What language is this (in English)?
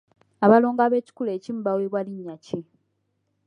Ganda